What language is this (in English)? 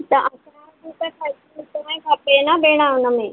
Sindhi